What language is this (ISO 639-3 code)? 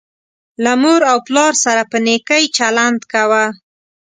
pus